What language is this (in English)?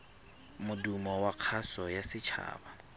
Tswana